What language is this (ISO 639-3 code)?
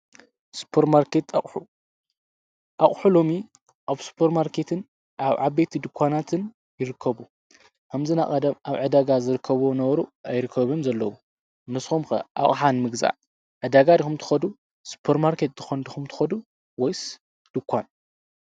tir